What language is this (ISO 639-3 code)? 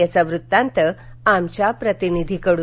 mar